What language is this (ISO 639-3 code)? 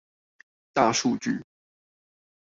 zho